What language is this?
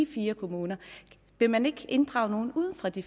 Danish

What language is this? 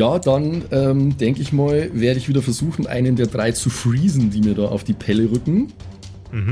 German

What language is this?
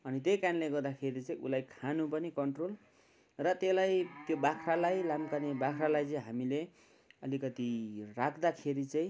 Nepali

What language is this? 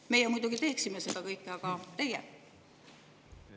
Estonian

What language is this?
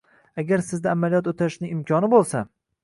Uzbek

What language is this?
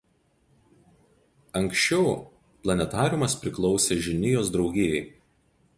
Lithuanian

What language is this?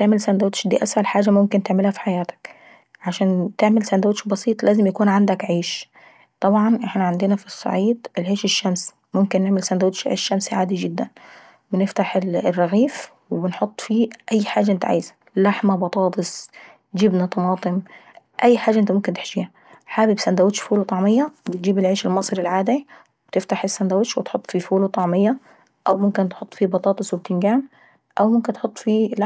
Saidi Arabic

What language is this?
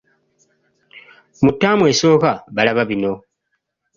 Ganda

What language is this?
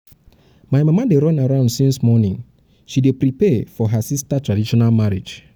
Nigerian Pidgin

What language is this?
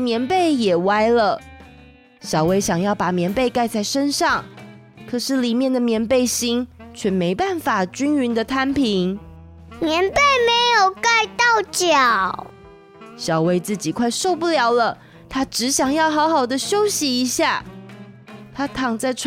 Chinese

